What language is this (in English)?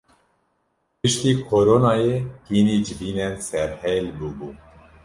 Kurdish